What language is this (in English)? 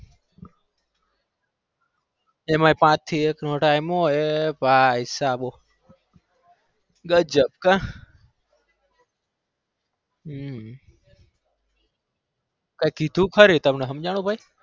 Gujarati